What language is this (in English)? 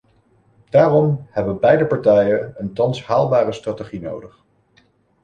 Dutch